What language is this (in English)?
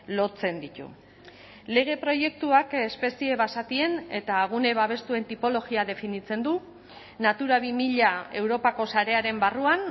Basque